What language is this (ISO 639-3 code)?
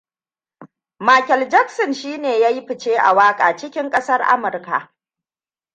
hau